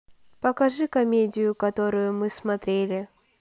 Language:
Russian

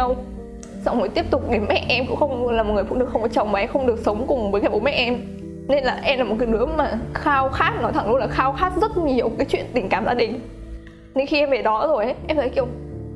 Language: Vietnamese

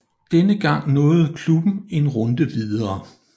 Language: Danish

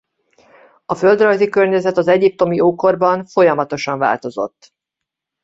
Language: Hungarian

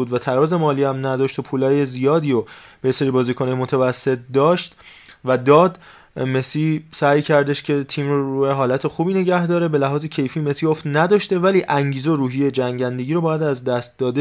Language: Persian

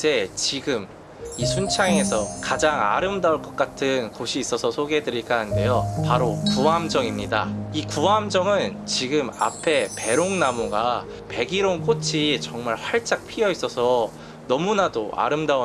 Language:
Korean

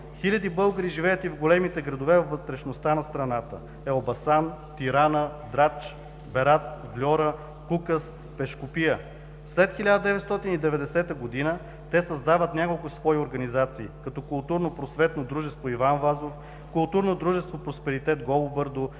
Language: Bulgarian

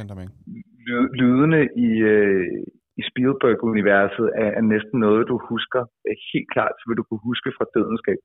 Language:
Danish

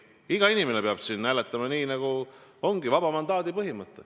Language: Estonian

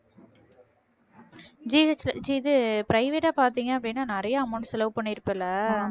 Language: Tamil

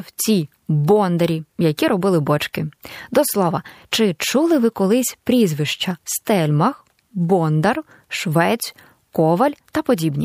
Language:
Ukrainian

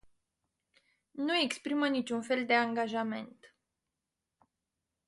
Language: Romanian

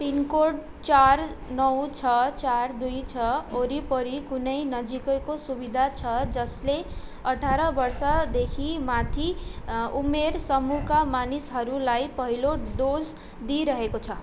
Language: Nepali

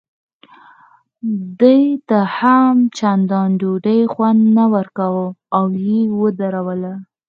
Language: Pashto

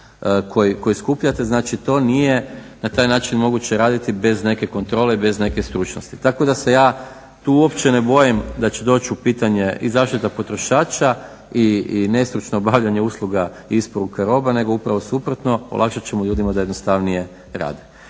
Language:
Croatian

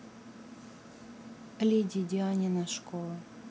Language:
Russian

